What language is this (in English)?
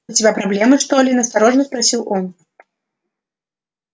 Russian